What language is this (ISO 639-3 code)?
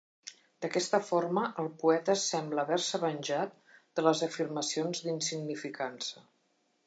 cat